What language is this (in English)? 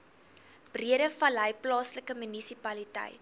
Afrikaans